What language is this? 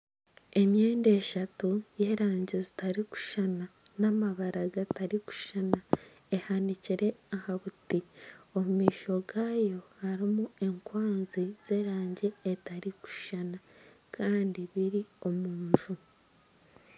Nyankole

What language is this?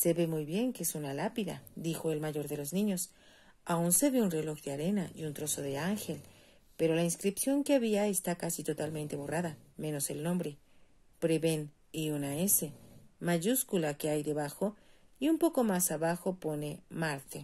Spanish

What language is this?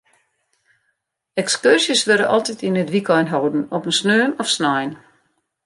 Western Frisian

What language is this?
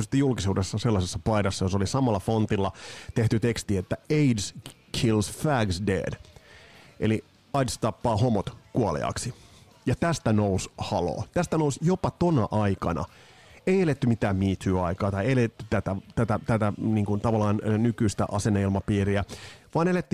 Finnish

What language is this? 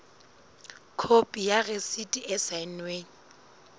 Southern Sotho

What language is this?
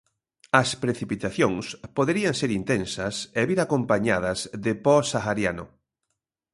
Galician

